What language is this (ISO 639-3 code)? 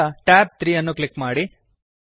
kan